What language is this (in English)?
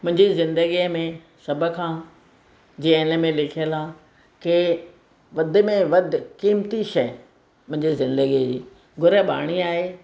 Sindhi